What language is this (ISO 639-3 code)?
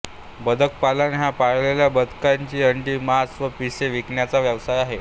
mar